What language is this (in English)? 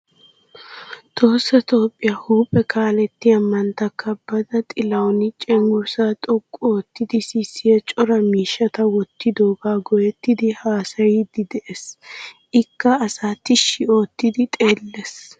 Wolaytta